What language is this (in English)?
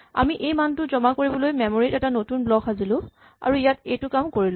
Assamese